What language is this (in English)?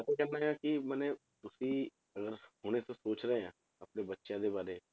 Punjabi